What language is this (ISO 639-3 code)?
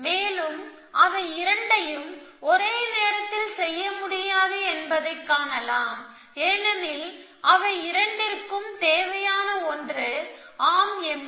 tam